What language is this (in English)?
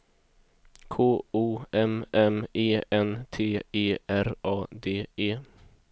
Swedish